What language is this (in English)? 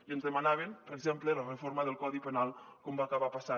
Catalan